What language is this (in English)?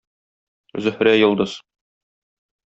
Tatar